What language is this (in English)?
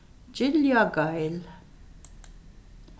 Faroese